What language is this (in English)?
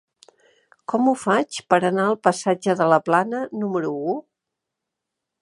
Catalan